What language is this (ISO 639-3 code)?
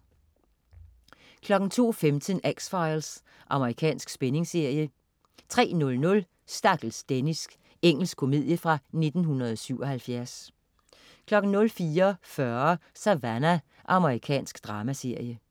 dan